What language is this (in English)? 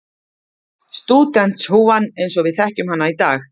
Icelandic